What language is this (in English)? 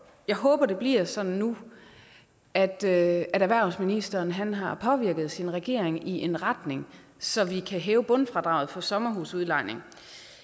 Danish